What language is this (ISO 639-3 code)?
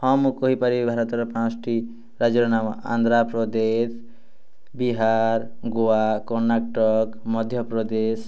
ori